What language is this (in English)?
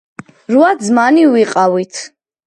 Georgian